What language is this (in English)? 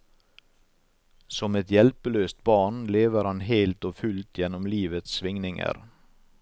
Norwegian